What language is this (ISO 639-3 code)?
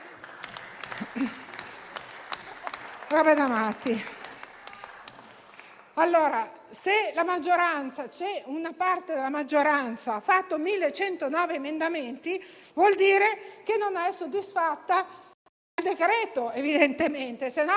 ita